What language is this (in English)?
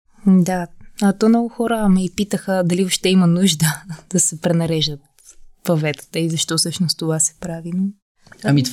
Bulgarian